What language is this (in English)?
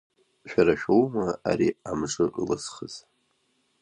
Abkhazian